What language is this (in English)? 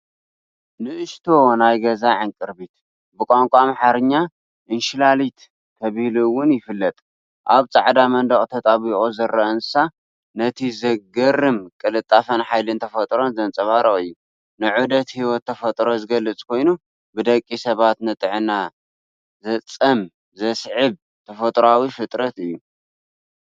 Tigrinya